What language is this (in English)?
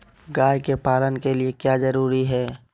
Magahi